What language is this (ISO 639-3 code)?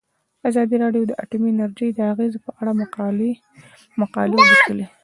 pus